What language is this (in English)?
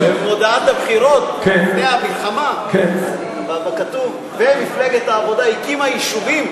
Hebrew